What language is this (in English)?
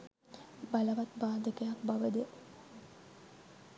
Sinhala